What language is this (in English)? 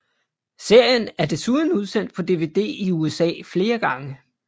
Danish